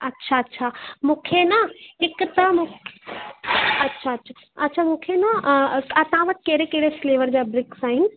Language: Sindhi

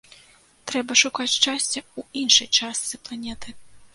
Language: Belarusian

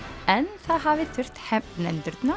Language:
Icelandic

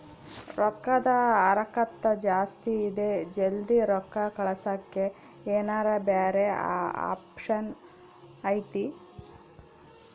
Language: Kannada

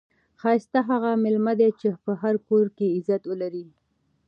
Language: Pashto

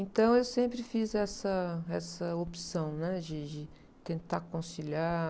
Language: Portuguese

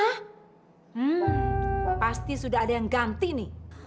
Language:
Indonesian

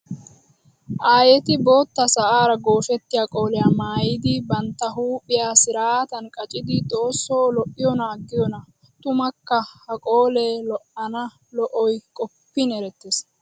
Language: Wolaytta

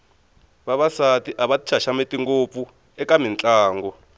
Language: Tsonga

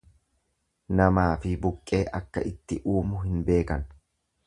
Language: Oromo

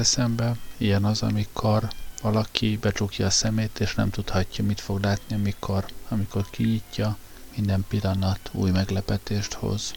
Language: Hungarian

